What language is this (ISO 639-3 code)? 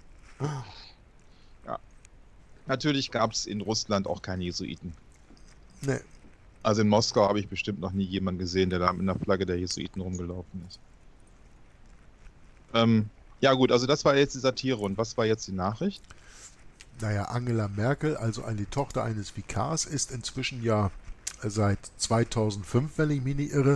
deu